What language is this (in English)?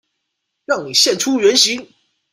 Chinese